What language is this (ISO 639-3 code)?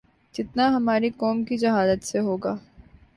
urd